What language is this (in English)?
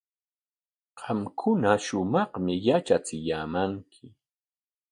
Corongo Ancash Quechua